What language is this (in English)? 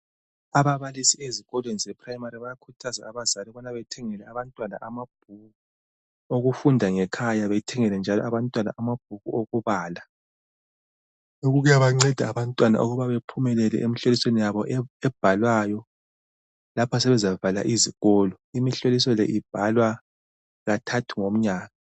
North Ndebele